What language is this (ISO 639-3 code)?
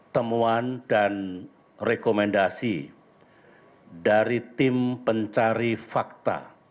ind